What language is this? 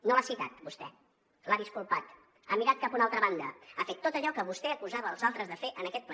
Catalan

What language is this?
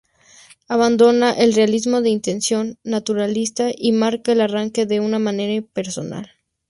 Spanish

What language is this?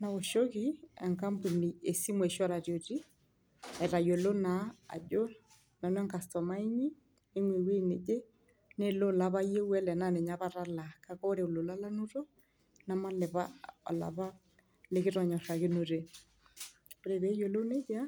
Masai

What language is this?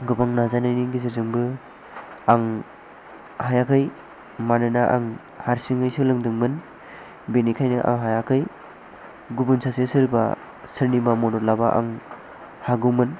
Bodo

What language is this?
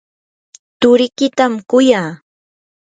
Yanahuanca Pasco Quechua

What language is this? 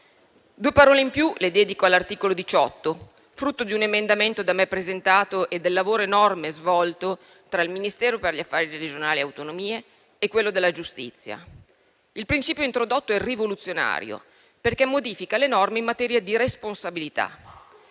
Italian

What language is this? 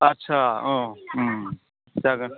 Bodo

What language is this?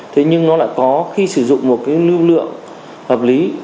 Vietnamese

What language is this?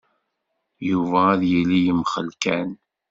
Kabyle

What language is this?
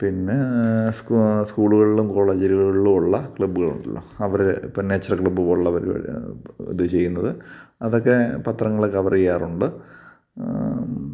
Malayalam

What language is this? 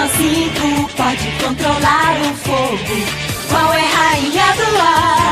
Portuguese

